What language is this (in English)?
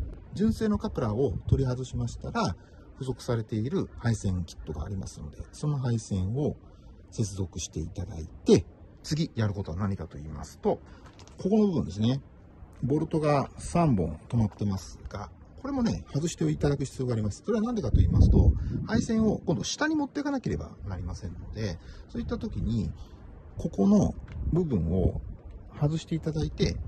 Japanese